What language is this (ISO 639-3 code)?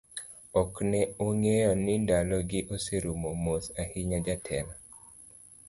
luo